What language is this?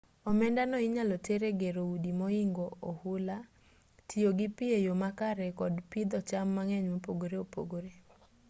Luo (Kenya and Tanzania)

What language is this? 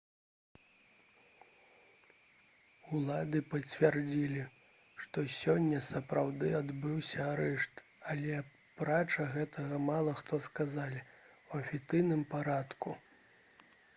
Belarusian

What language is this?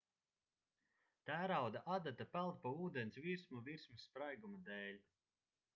Latvian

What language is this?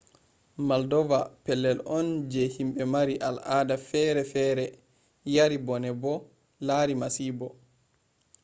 Fula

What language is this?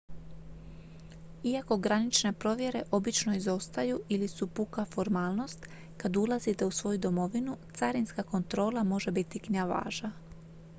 Croatian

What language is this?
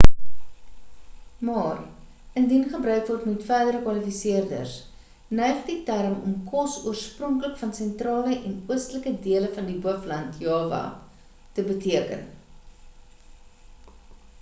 Afrikaans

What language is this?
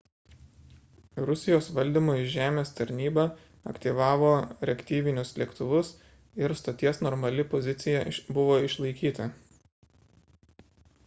Lithuanian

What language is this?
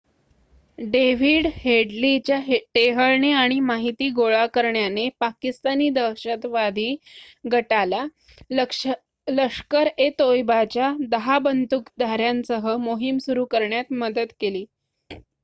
Marathi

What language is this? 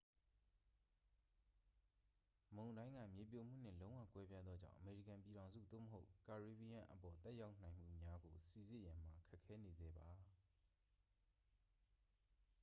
Burmese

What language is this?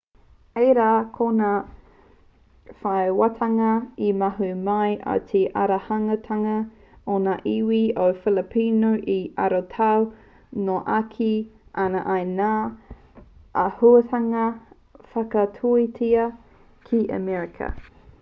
Māori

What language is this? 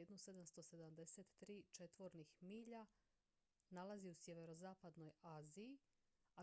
Croatian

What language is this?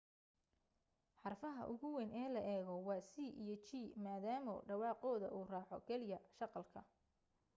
Somali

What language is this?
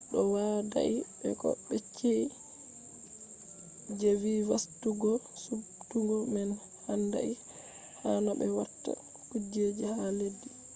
Fula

